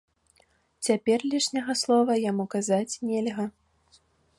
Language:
Belarusian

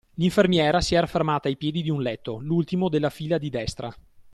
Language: Italian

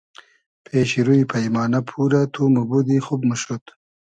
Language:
Hazaragi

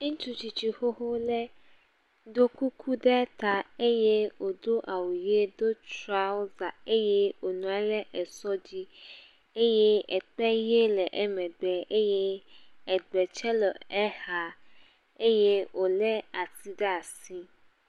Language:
Ewe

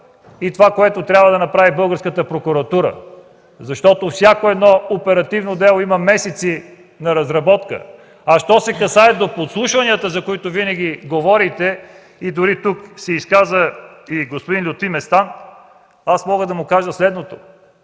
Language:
Bulgarian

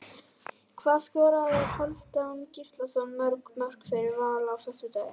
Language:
Icelandic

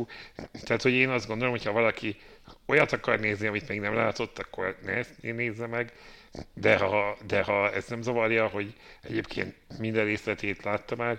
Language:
Hungarian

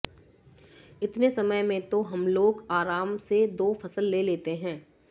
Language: Hindi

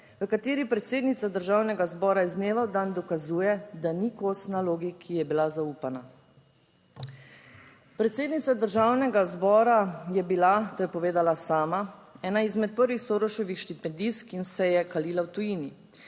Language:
Slovenian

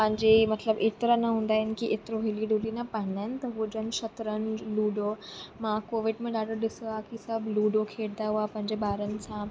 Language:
Sindhi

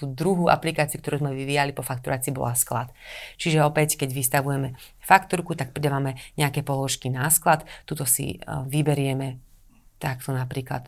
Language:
Slovak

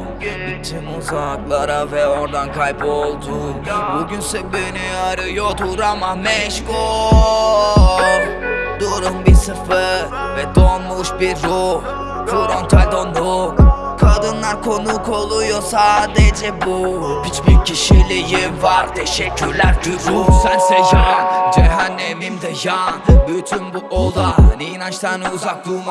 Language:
Turkish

